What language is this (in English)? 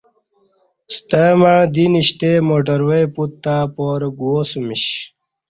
Kati